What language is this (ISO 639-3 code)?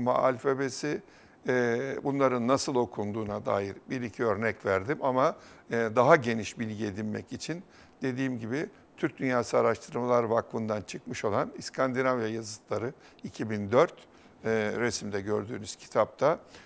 tur